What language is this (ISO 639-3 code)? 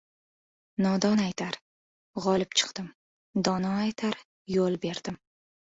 uzb